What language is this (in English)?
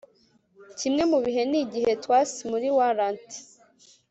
Kinyarwanda